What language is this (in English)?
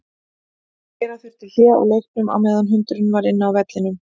Icelandic